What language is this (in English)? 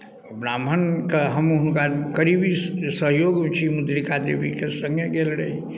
Maithili